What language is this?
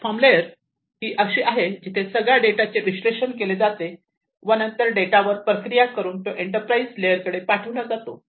Marathi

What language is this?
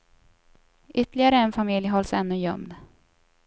Swedish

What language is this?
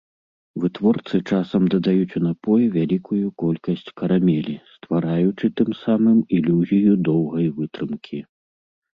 Belarusian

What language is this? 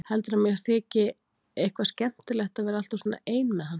Icelandic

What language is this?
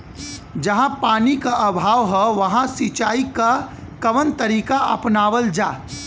Bhojpuri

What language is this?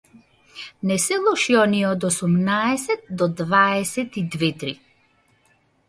Macedonian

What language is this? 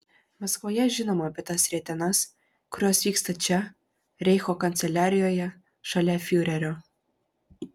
Lithuanian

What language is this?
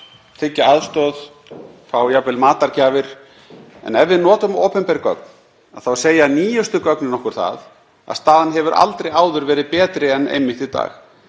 Icelandic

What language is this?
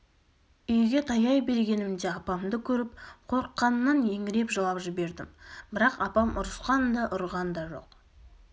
Kazakh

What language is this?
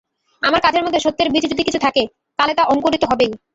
Bangla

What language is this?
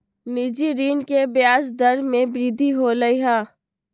Magahi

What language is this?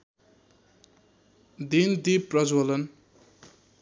Nepali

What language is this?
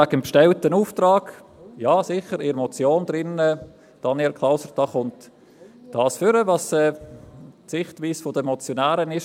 Swiss German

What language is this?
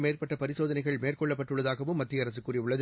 Tamil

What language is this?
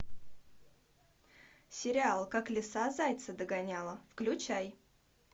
Russian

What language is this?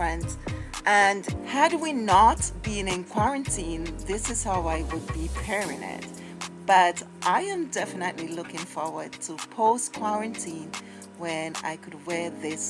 English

